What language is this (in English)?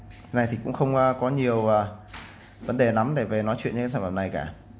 Vietnamese